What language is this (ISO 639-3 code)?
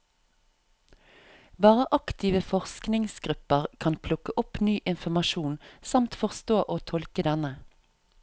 nor